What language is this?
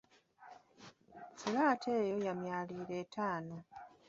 Ganda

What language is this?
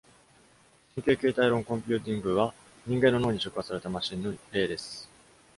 Japanese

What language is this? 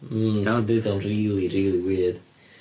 Welsh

